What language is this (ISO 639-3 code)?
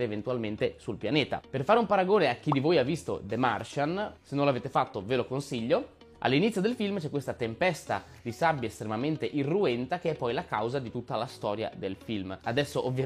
ita